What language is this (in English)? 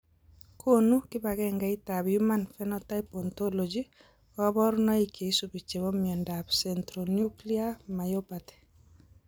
Kalenjin